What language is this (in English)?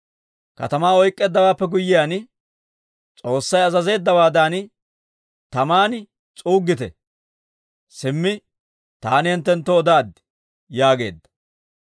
Dawro